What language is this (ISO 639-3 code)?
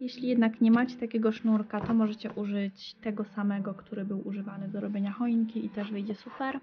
pol